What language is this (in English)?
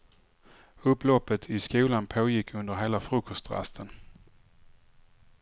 Swedish